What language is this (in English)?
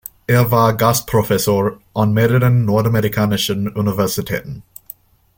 German